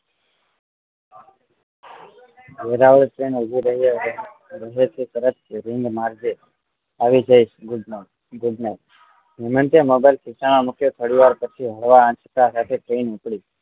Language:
Gujarati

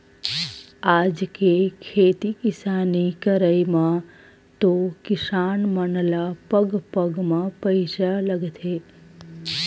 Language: Chhattisgarhi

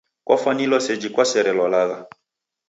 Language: Taita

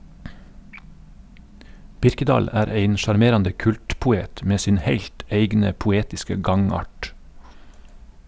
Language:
Norwegian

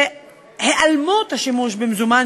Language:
Hebrew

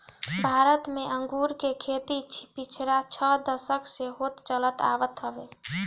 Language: Bhojpuri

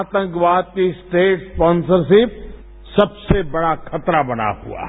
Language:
Hindi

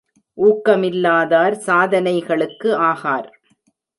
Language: Tamil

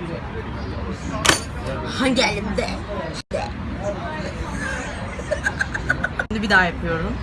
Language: Turkish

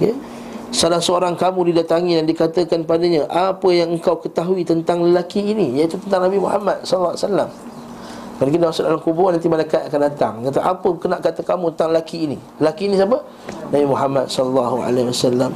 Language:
Malay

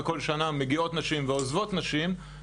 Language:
Hebrew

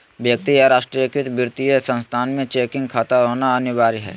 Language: Magahi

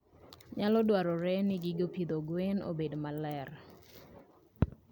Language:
Luo (Kenya and Tanzania)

